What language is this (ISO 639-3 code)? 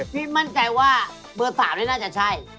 tha